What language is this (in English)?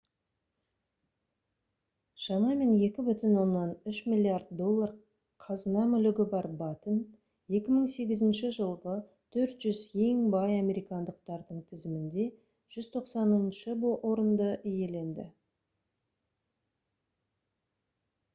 Kazakh